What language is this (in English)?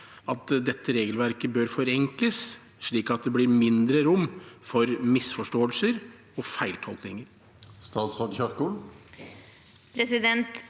Norwegian